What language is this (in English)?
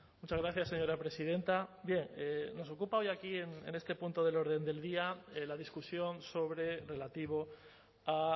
Spanish